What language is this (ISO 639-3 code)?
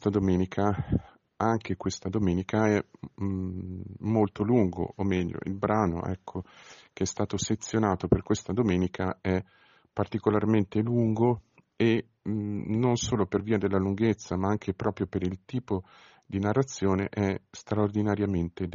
ita